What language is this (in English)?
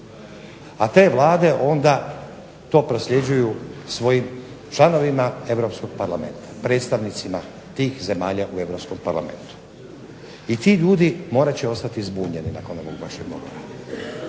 Croatian